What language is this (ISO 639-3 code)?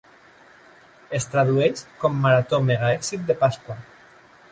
cat